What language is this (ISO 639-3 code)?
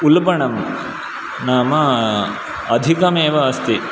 san